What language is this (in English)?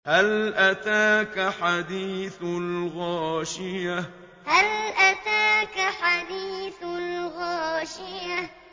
Arabic